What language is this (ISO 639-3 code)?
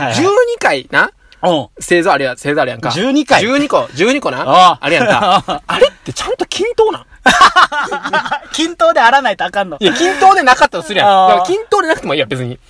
jpn